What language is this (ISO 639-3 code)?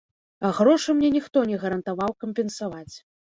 bel